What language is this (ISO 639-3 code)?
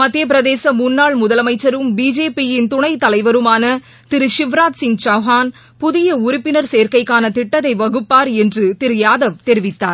tam